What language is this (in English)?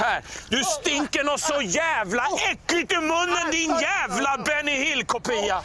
Swedish